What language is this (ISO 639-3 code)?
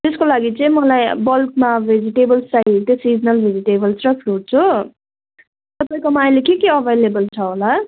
nep